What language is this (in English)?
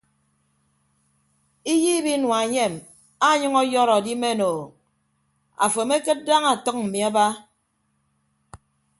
Ibibio